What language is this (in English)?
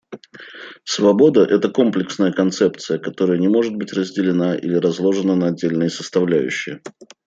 Russian